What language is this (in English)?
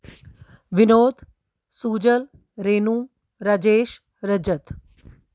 Punjabi